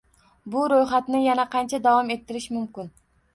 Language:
Uzbek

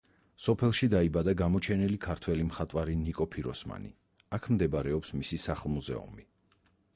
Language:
Georgian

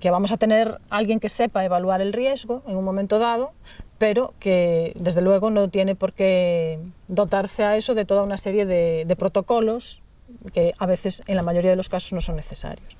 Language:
Spanish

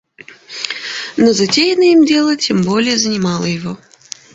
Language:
Russian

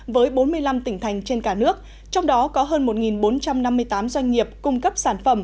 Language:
Vietnamese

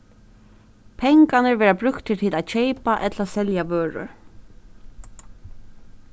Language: Faroese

